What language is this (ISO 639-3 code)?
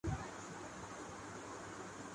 urd